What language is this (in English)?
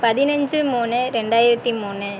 Tamil